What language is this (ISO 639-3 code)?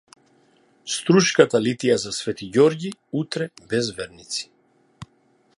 mkd